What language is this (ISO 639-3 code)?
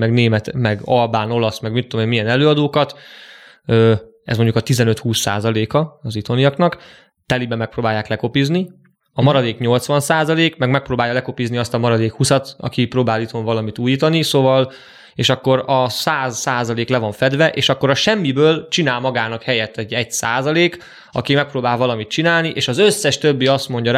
hun